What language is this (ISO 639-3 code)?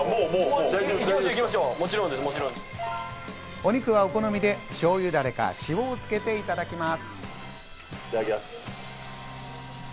jpn